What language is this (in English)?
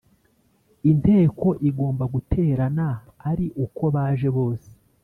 Kinyarwanda